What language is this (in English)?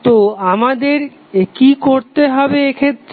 Bangla